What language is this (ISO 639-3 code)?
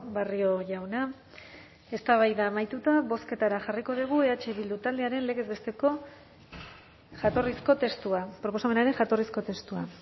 eus